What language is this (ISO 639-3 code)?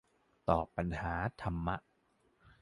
tha